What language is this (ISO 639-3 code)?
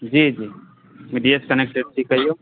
mai